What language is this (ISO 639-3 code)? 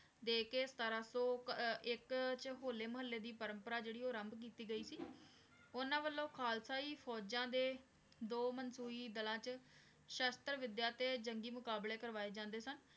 pan